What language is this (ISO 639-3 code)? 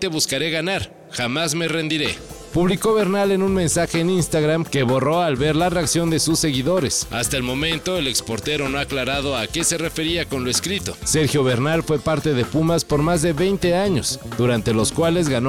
spa